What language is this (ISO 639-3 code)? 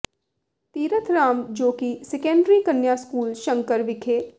pan